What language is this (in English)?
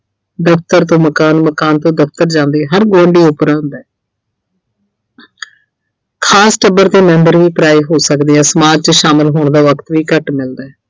Punjabi